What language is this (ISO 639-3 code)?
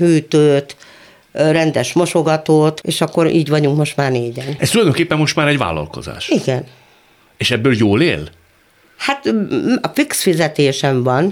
hun